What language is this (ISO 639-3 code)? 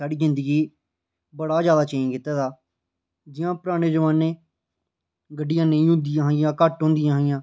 doi